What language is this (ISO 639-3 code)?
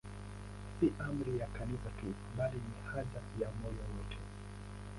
swa